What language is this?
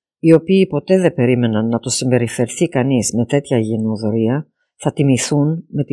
Greek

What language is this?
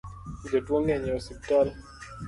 Luo (Kenya and Tanzania)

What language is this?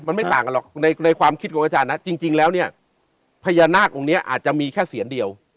Thai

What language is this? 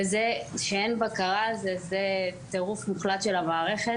Hebrew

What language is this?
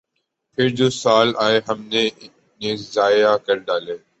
Urdu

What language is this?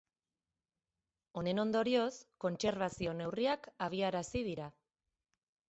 Basque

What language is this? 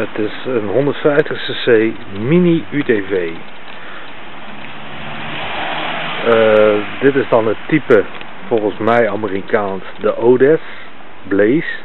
Dutch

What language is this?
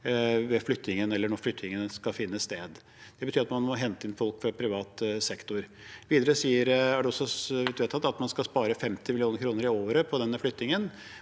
Norwegian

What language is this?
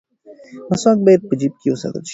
Pashto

